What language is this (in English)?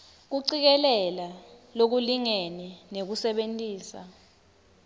Swati